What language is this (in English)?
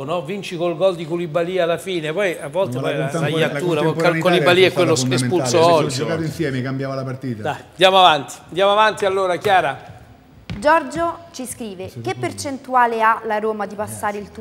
Italian